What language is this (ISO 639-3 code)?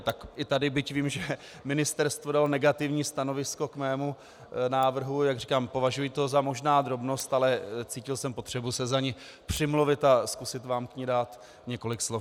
ces